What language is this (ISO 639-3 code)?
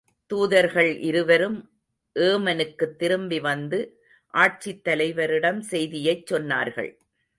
tam